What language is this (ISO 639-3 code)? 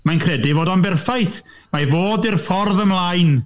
cym